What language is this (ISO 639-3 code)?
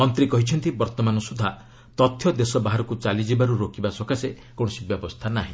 ori